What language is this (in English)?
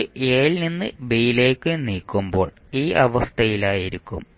Malayalam